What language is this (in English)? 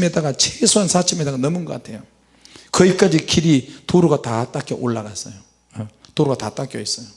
Korean